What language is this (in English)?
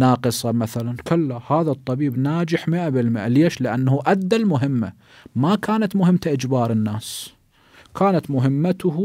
Arabic